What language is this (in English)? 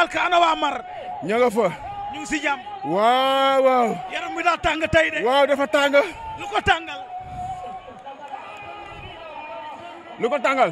Vietnamese